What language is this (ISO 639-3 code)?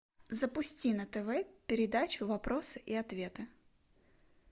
rus